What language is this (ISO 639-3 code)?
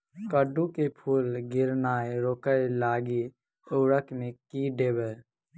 mai